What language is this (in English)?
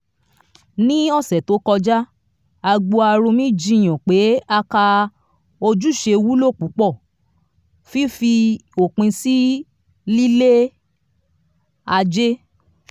Yoruba